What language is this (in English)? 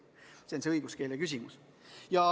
Estonian